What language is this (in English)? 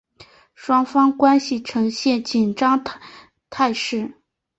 Chinese